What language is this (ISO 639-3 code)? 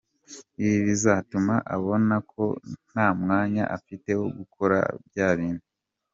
kin